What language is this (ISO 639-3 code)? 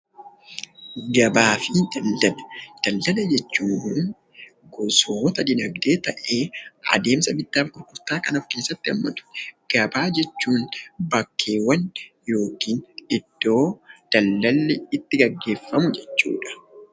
orm